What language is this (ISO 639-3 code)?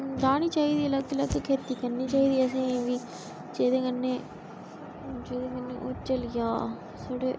doi